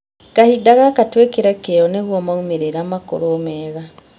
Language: Kikuyu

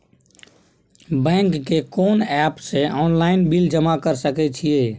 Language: Maithili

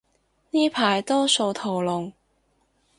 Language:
Cantonese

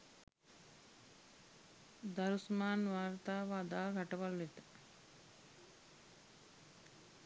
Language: Sinhala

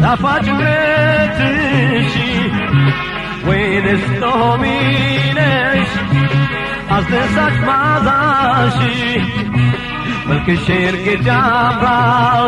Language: Romanian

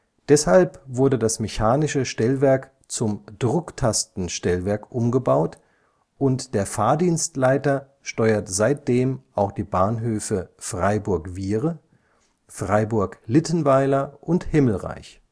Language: German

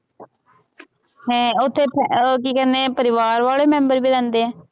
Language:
Punjabi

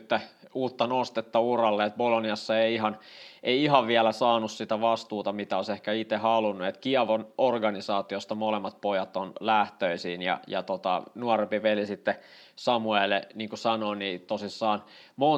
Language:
Finnish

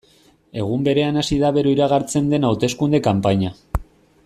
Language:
Basque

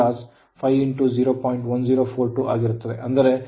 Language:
Kannada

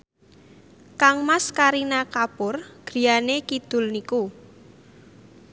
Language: Javanese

